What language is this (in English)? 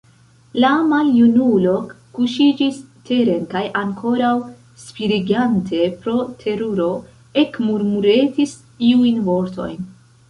Esperanto